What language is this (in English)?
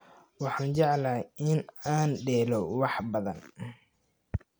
Somali